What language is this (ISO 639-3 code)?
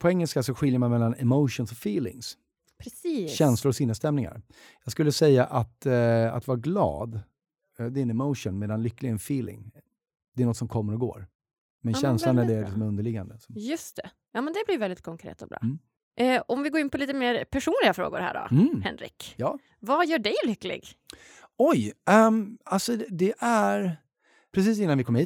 swe